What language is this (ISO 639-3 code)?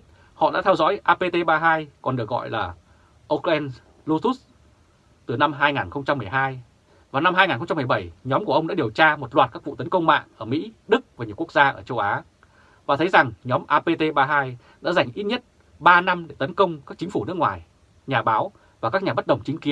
vie